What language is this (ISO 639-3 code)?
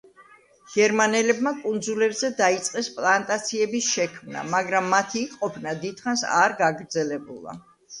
kat